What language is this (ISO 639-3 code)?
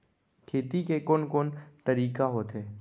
hne